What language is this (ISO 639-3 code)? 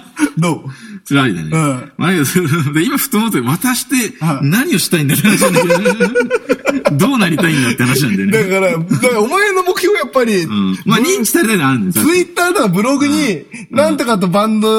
jpn